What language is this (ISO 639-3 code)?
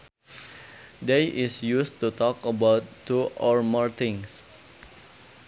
sun